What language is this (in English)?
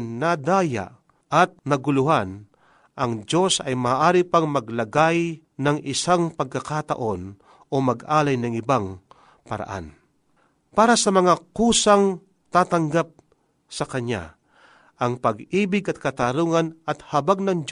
Filipino